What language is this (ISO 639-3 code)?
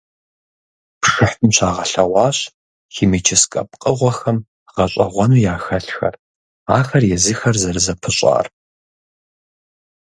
kbd